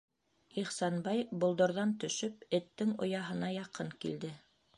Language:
Bashkir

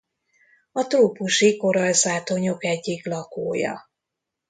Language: Hungarian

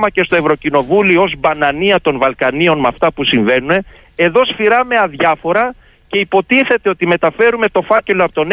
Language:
Greek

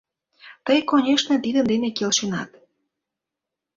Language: Mari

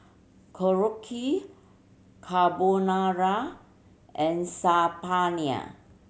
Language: English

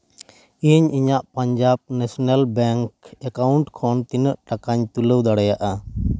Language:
Santali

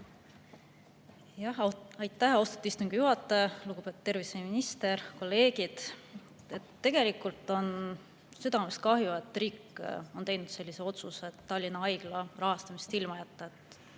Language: Estonian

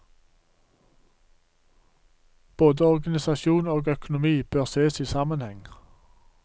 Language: Norwegian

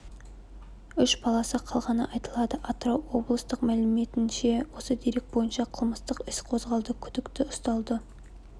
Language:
Kazakh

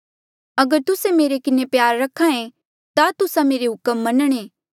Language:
Mandeali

